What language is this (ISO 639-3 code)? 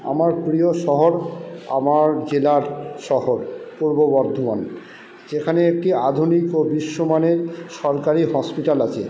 ben